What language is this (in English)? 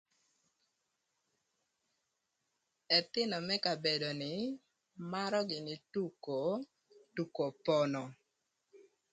Thur